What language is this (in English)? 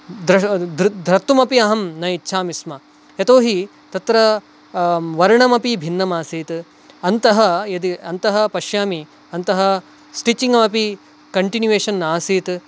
Sanskrit